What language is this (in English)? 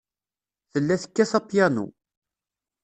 Kabyle